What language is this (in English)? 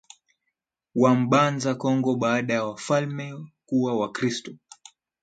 Swahili